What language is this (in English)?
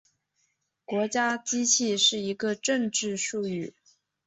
Chinese